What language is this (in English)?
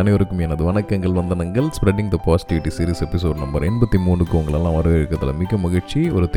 Tamil